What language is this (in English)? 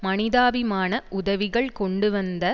Tamil